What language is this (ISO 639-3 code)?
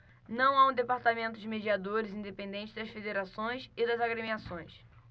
por